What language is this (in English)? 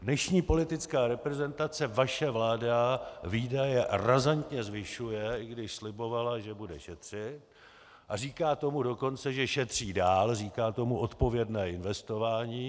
Czech